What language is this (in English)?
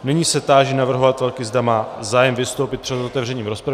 Czech